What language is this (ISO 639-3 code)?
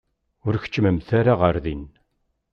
kab